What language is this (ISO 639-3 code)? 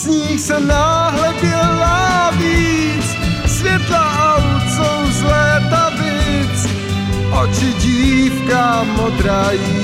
slk